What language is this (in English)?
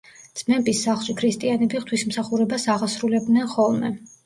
Georgian